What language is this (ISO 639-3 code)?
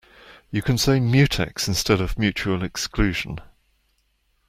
eng